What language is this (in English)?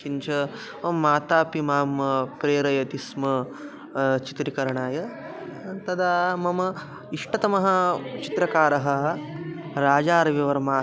Sanskrit